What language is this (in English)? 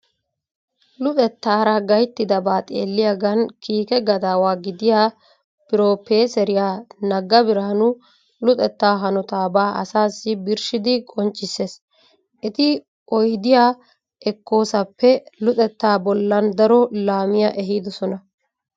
Wolaytta